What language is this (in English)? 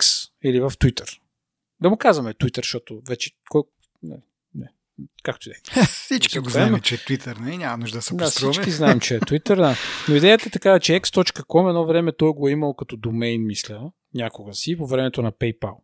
Bulgarian